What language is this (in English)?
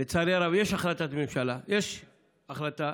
Hebrew